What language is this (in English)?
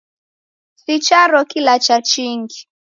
Taita